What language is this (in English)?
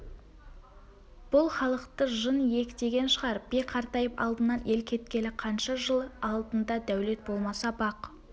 Kazakh